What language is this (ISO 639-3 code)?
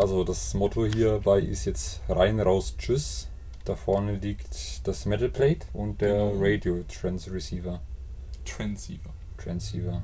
deu